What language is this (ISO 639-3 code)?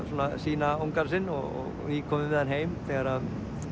isl